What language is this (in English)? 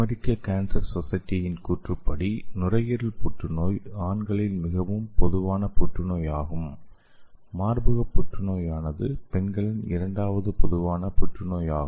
Tamil